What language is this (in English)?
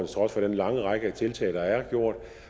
Danish